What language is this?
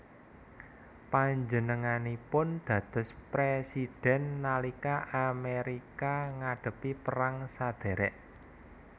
Javanese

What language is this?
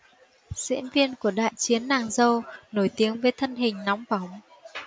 Vietnamese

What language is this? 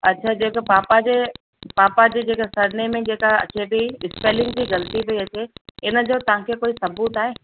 Sindhi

